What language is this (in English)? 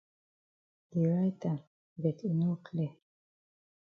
Cameroon Pidgin